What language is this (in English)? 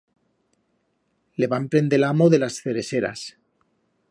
Aragonese